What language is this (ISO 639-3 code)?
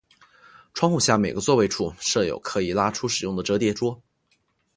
zho